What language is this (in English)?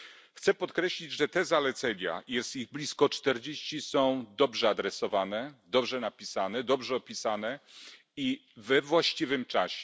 Polish